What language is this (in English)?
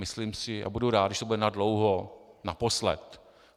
Czech